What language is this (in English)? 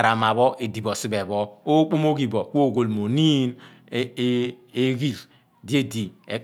Abua